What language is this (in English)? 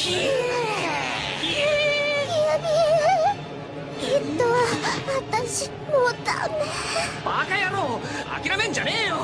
Japanese